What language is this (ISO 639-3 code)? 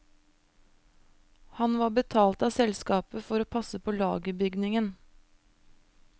nor